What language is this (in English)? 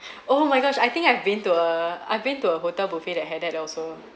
English